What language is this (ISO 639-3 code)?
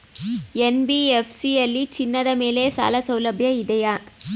kan